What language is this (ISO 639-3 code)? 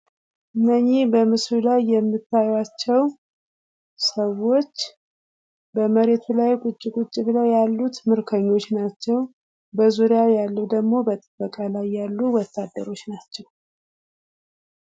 amh